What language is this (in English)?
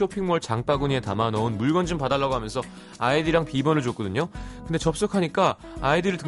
Korean